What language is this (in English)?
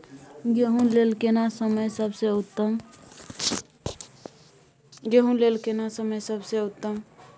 Maithili